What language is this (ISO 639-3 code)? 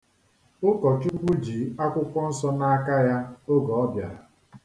ibo